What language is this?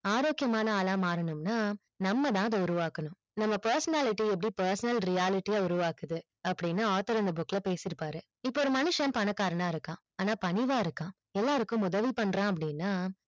Tamil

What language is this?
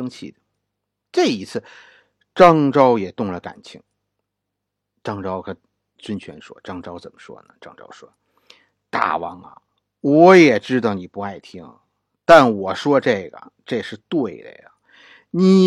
Chinese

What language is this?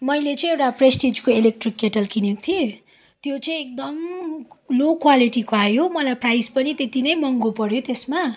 Nepali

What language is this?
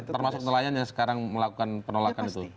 Indonesian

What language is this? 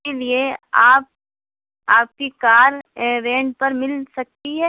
Urdu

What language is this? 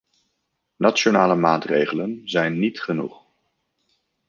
Dutch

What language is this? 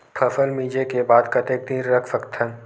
Chhattisgarhi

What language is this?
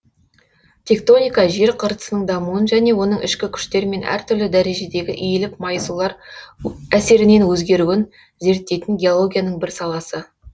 Kazakh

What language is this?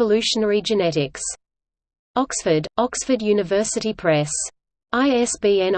English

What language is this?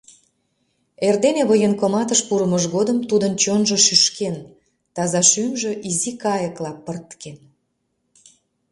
Mari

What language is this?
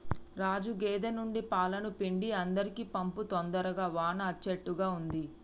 Telugu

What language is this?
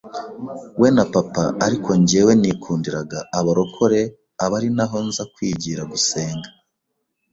Kinyarwanda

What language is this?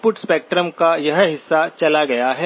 Hindi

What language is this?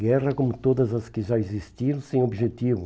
Portuguese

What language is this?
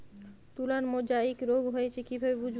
Bangla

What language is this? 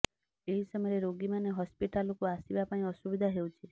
Odia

